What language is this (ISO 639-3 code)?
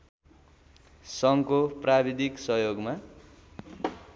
nep